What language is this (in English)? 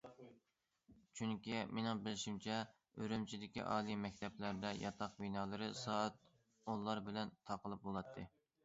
Uyghur